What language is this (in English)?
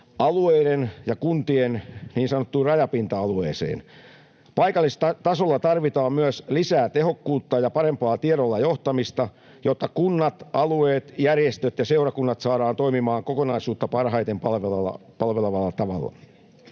Finnish